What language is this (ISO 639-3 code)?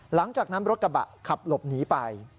tha